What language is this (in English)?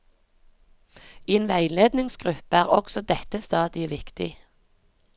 Norwegian